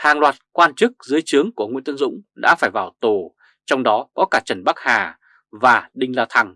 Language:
Vietnamese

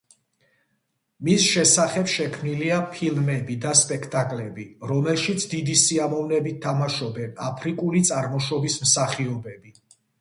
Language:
Georgian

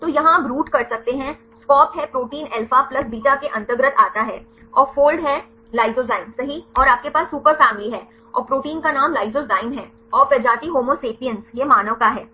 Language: Hindi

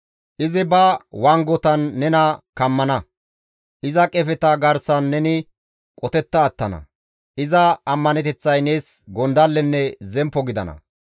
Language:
Gamo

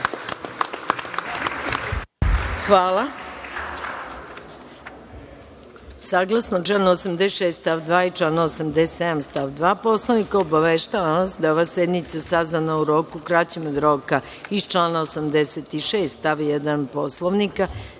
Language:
Serbian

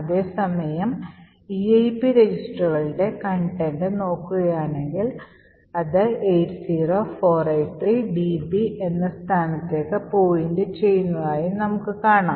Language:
Malayalam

